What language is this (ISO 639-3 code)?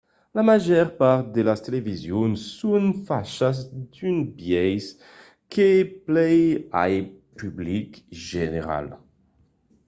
oci